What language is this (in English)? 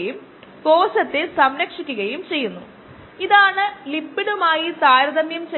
Malayalam